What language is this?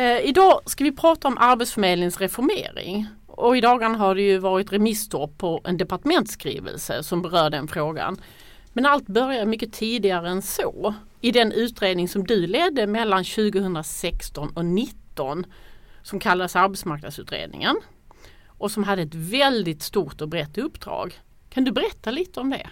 Swedish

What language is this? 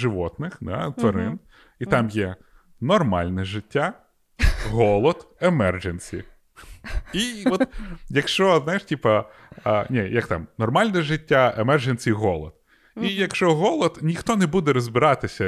Ukrainian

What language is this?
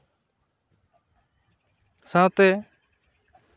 Santali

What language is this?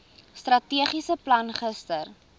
Afrikaans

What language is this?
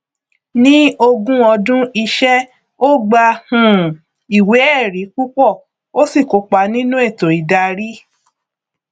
Yoruba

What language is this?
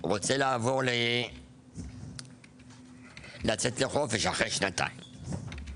Hebrew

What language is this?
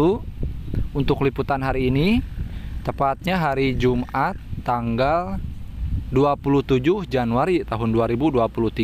Indonesian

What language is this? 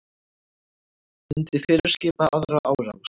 Icelandic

